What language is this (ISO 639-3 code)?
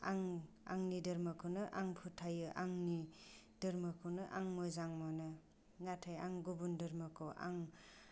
brx